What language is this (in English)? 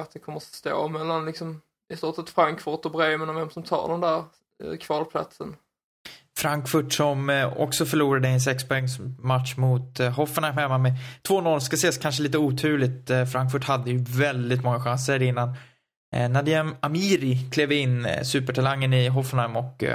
Swedish